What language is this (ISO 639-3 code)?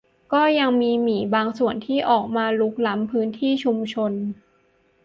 tha